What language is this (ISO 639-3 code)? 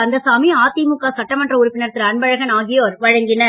tam